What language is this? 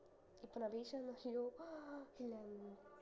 Tamil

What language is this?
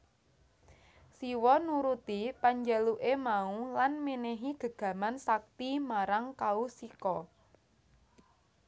Javanese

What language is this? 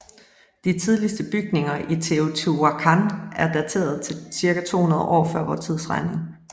Danish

